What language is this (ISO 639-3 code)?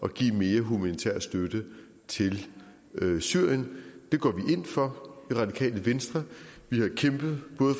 dan